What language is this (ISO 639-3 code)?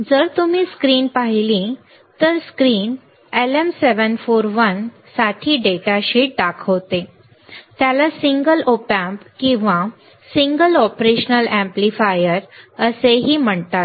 mar